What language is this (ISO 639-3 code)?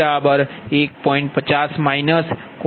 guj